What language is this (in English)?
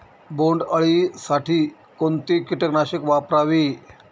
Marathi